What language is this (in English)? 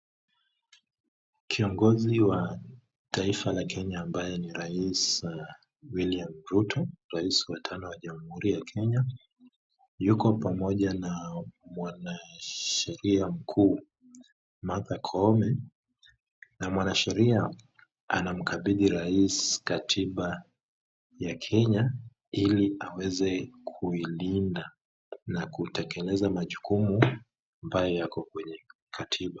Swahili